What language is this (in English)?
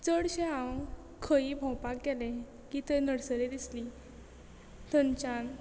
Konkani